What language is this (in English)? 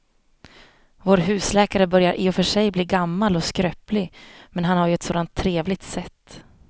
Swedish